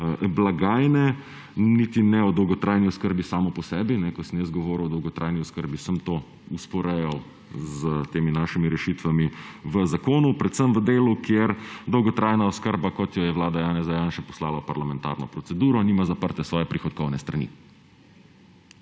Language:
Slovenian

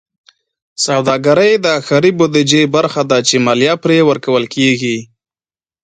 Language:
Pashto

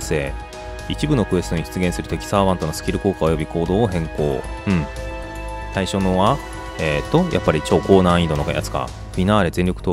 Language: Japanese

